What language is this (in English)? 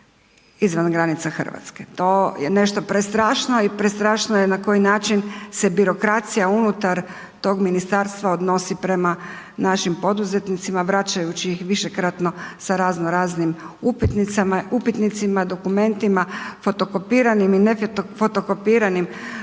Croatian